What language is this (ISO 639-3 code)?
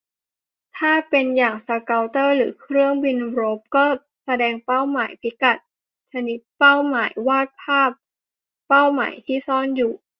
tha